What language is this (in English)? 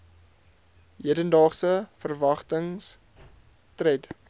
Afrikaans